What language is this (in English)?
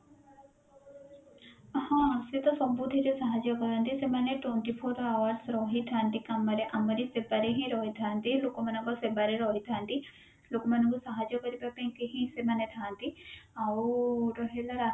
Odia